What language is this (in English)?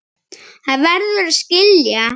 Icelandic